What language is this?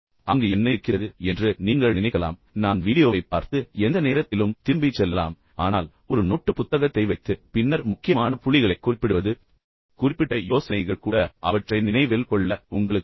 Tamil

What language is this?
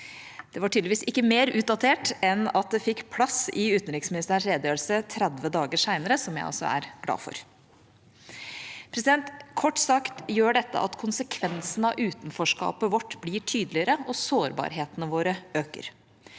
Norwegian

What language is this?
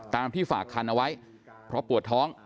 Thai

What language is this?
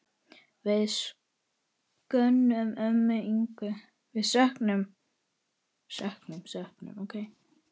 Icelandic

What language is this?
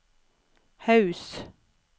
Norwegian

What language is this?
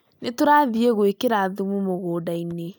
Kikuyu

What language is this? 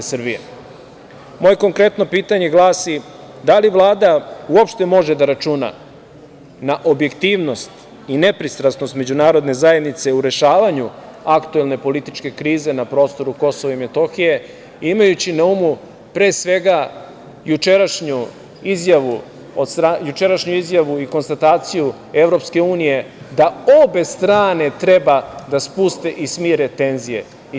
Serbian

